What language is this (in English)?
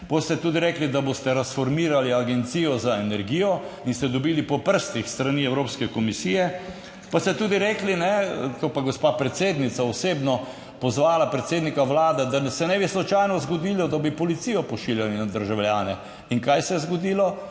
Slovenian